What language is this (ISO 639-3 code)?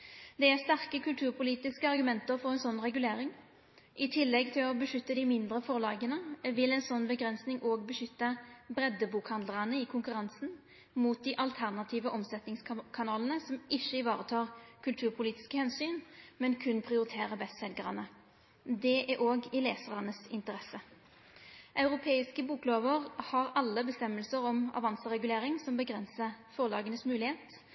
nno